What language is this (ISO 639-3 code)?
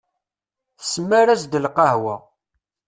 kab